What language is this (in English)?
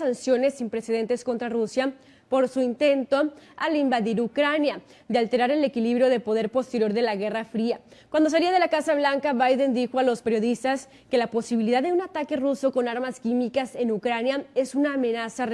Spanish